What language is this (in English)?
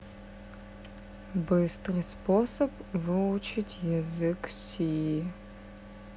Russian